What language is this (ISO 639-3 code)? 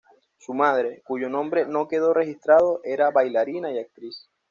spa